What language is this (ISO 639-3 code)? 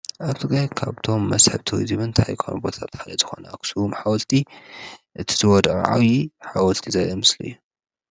tir